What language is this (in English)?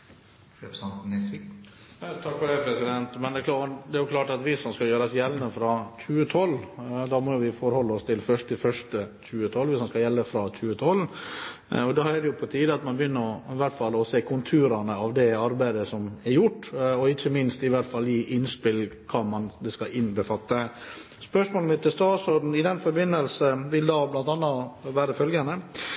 Norwegian